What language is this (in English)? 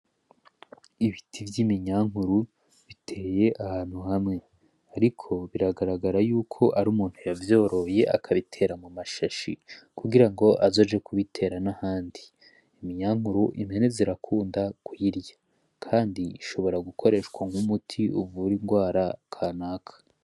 Rundi